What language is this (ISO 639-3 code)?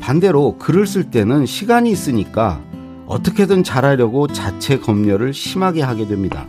kor